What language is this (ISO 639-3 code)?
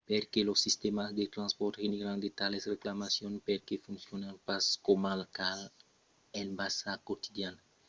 oci